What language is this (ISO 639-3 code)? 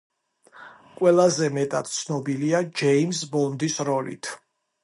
kat